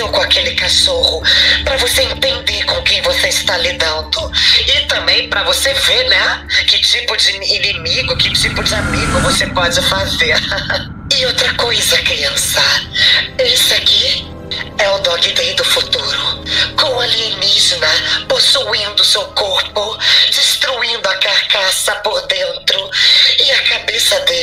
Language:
Portuguese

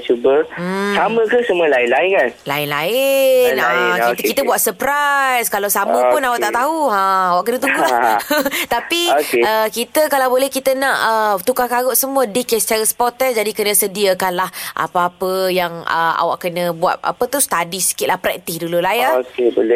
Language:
Malay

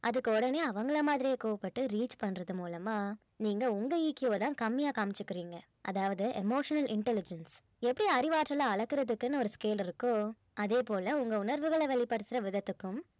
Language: Tamil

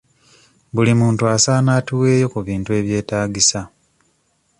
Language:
Ganda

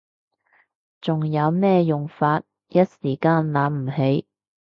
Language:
Cantonese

